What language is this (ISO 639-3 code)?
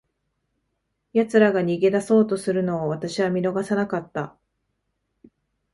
jpn